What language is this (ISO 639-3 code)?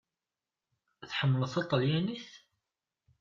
kab